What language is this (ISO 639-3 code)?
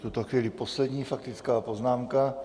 ces